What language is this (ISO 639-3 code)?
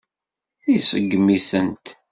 kab